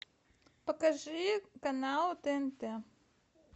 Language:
Russian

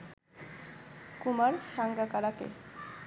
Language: Bangla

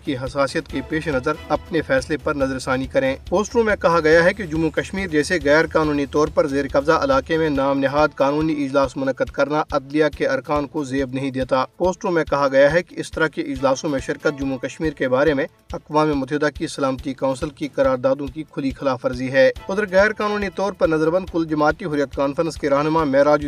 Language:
Urdu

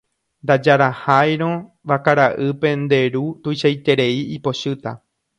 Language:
Guarani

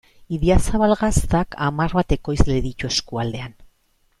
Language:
Basque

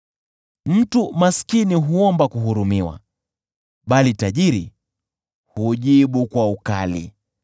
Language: Swahili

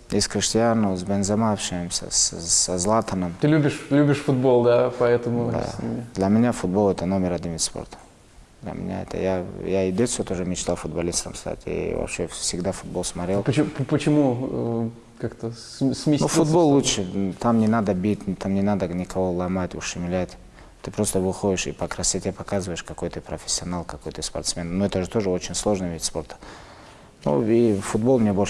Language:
Russian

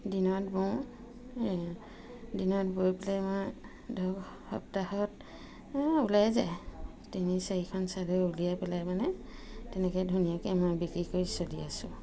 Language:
Assamese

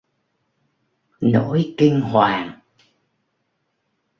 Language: Vietnamese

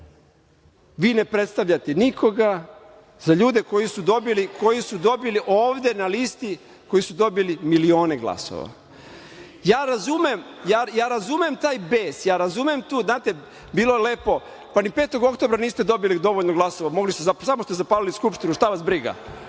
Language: Serbian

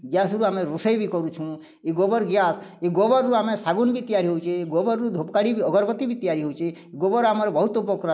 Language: Odia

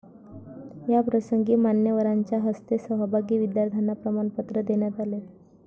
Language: Marathi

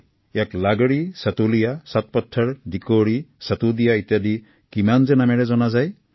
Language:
Assamese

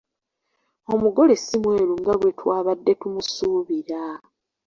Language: Ganda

